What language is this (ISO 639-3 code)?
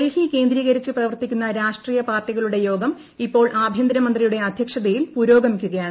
mal